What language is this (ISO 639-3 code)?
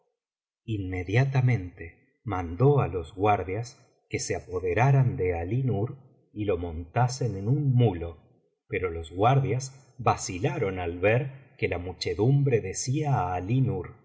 spa